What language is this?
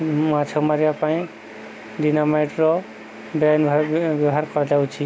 Odia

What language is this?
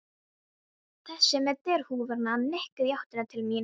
Icelandic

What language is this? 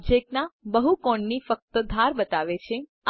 Gujarati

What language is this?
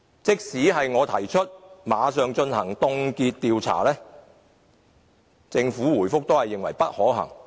Cantonese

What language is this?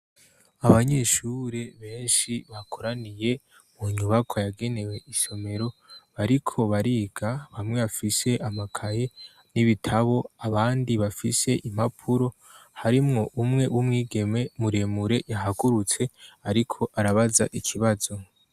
Rundi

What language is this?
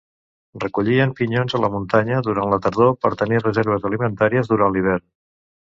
Catalan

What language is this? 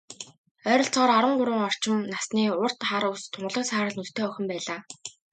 Mongolian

